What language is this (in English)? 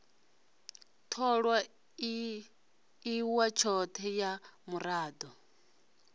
Venda